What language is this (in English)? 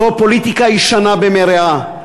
Hebrew